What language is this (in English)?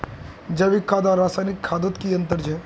Magahi